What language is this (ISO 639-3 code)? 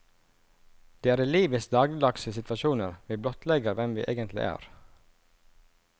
nor